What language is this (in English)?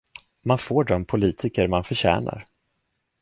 Swedish